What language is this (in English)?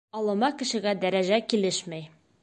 Bashkir